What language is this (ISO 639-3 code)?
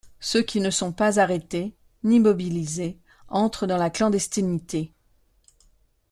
fra